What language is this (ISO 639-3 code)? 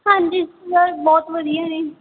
pan